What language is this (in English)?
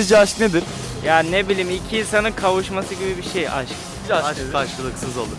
Turkish